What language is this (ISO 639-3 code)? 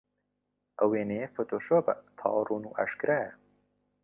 ckb